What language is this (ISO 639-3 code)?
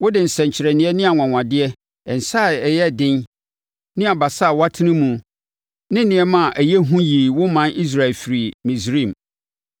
aka